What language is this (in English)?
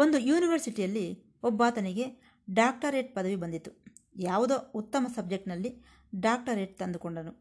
Kannada